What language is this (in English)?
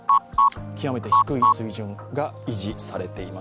Japanese